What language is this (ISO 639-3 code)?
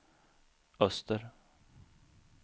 swe